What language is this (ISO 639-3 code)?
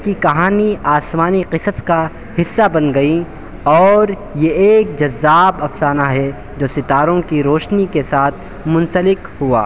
urd